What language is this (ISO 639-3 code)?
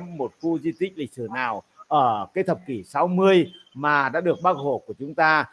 vie